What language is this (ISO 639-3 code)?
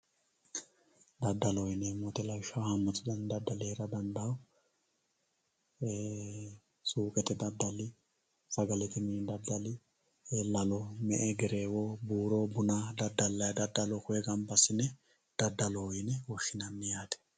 sid